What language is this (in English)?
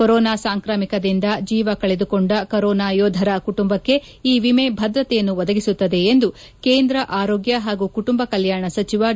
Kannada